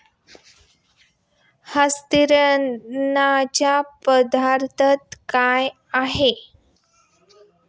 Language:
Marathi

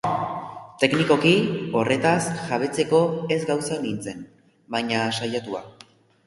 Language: Basque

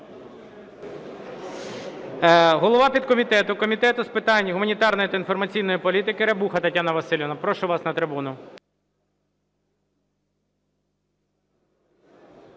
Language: Ukrainian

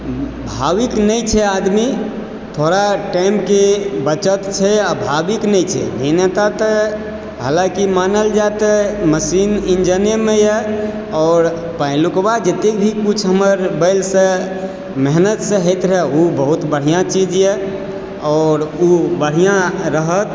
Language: Maithili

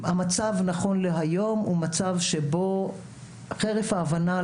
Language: Hebrew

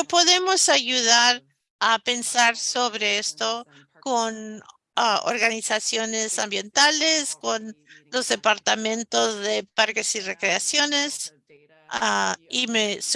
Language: Spanish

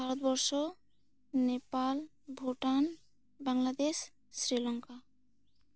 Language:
Santali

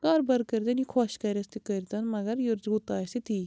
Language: Kashmiri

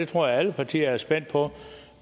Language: Danish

